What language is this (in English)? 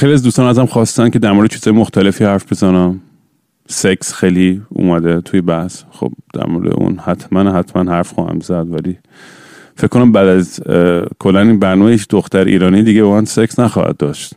Persian